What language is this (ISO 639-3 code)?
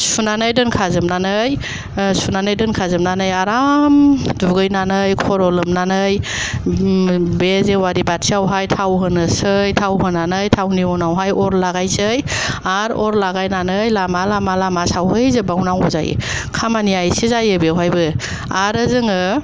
brx